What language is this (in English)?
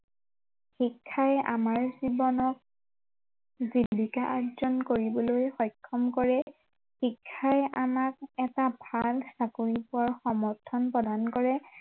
Assamese